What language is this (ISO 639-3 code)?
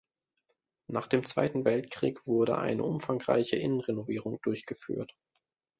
deu